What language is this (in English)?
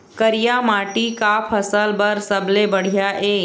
Chhattisgarhi